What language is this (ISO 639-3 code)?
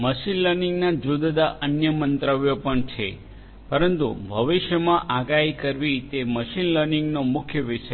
guj